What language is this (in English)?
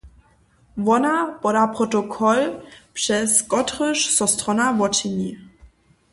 Upper Sorbian